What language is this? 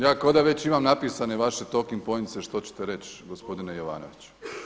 Croatian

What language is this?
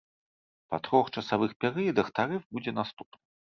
Belarusian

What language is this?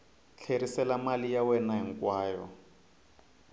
Tsonga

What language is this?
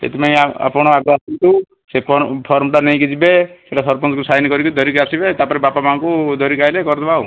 Odia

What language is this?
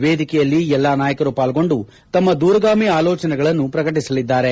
Kannada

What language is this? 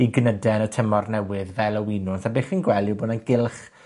Welsh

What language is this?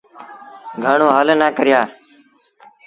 Sindhi Bhil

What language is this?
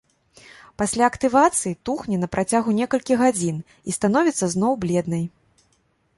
Belarusian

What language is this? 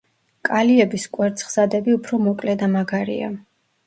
Georgian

